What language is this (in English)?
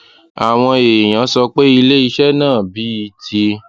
Yoruba